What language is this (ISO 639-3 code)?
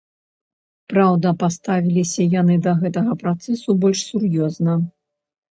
bel